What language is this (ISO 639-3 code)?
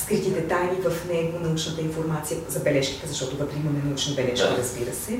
bul